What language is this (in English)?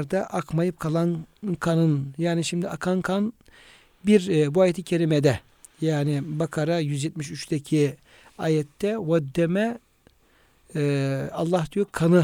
Turkish